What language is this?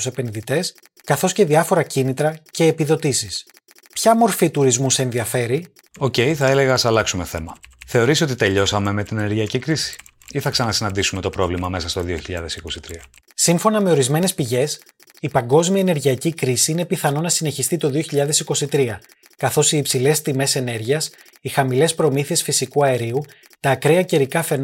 Greek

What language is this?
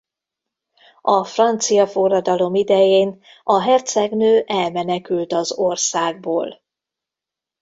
Hungarian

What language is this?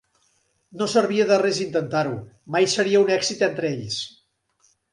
Catalan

